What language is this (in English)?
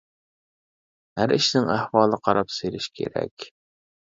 Uyghur